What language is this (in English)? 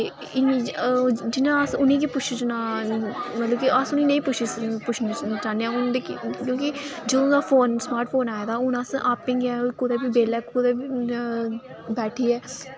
Dogri